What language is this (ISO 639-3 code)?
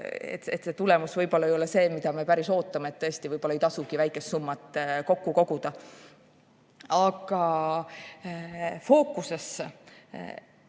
est